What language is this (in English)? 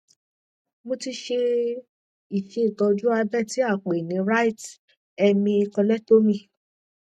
Yoruba